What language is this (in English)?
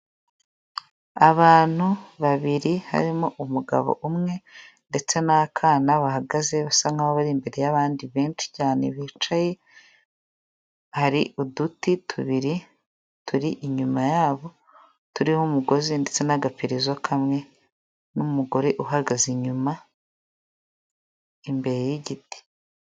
Kinyarwanda